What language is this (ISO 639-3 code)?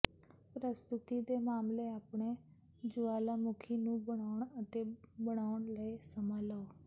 pan